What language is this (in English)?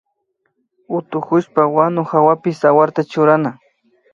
Imbabura Highland Quichua